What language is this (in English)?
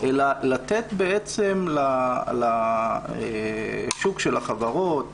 Hebrew